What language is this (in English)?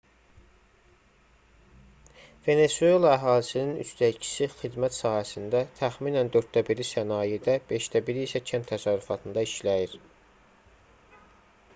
Azerbaijani